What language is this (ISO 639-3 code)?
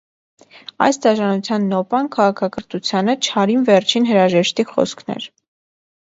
hye